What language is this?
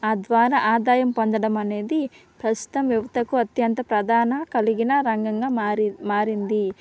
Telugu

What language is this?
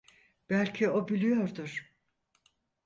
Turkish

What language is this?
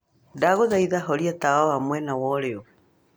Kikuyu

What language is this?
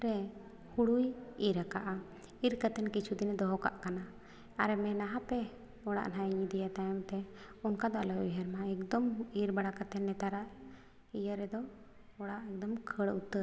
Santali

